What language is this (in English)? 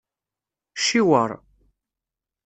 Kabyle